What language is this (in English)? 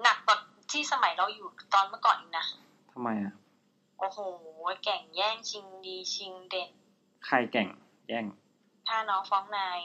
Thai